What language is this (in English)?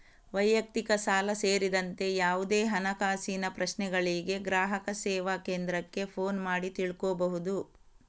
Kannada